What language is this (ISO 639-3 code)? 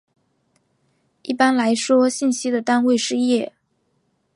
zho